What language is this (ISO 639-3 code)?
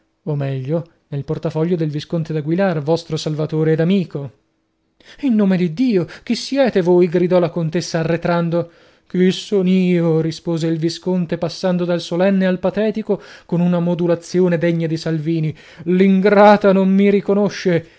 ita